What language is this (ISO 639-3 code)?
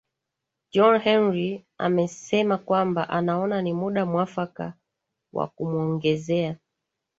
swa